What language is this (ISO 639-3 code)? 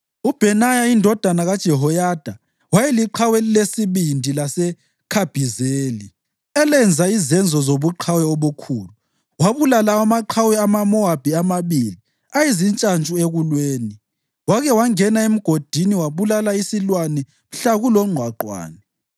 nde